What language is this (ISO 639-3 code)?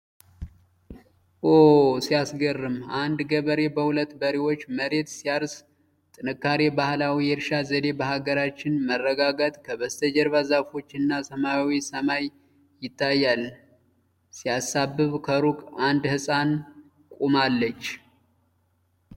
amh